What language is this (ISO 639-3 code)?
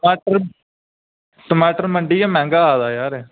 doi